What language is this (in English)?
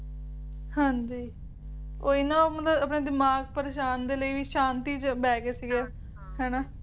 Punjabi